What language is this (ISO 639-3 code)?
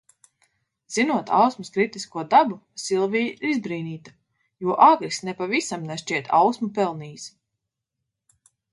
lav